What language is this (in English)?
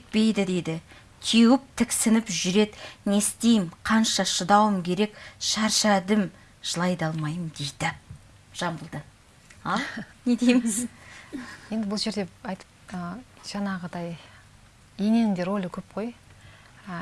Russian